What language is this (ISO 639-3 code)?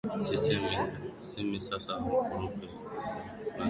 swa